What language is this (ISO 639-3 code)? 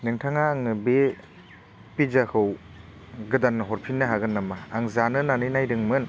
brx